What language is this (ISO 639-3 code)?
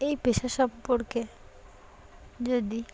ben